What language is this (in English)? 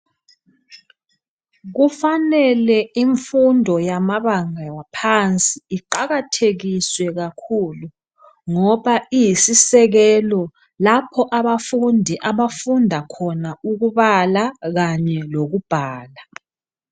North Ndebele